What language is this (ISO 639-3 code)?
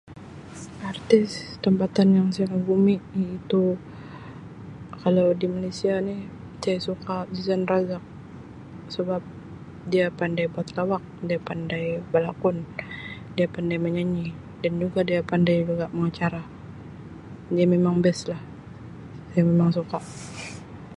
msi